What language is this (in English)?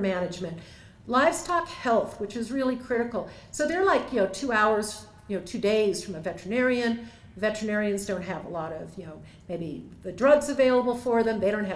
English